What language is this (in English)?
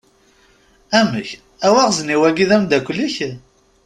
Kabyle